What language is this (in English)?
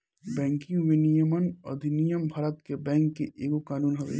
Bhojpuri